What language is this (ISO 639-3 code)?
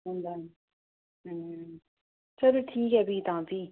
doi